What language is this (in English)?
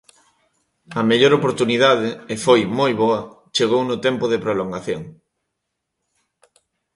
Galician